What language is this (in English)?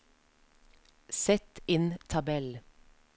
Norwegian